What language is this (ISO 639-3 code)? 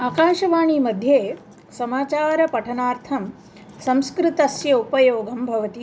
san